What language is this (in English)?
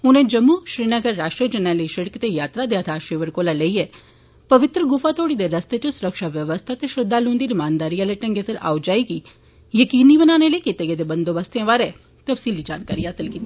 Dogri